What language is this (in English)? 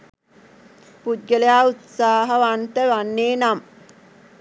Sinhala